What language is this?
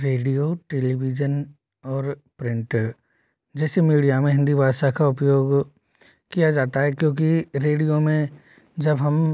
Hindi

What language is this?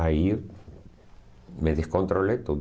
Portuguese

